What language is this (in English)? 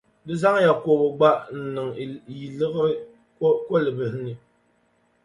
Dagbani